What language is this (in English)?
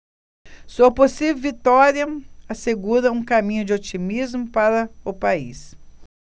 Portuguese